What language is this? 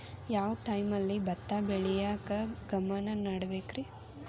Kannada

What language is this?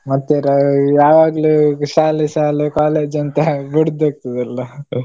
Kannada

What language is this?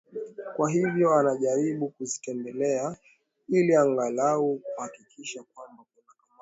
Swahili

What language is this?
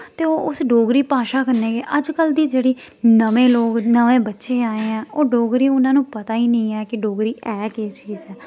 Dogri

